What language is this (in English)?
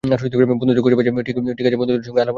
Bangla